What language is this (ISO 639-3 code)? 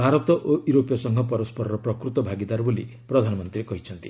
ori